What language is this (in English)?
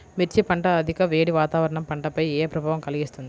Telugu